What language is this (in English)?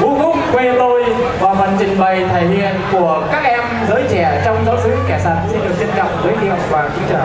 Vietnamese